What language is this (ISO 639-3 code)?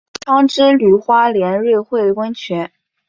zho